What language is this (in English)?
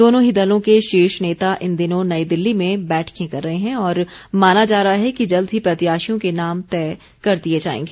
Hindi